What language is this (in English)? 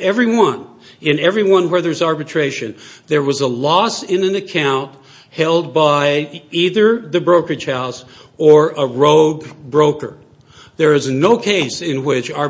English